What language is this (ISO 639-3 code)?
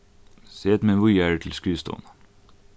fao